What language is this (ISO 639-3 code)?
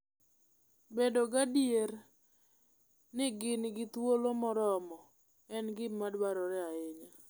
luo